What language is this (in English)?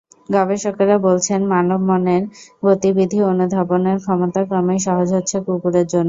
Bangla